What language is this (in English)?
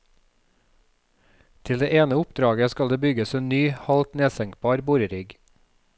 Norwegian